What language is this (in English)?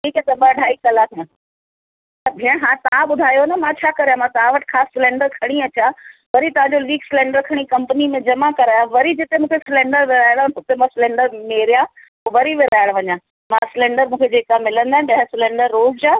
Sindhi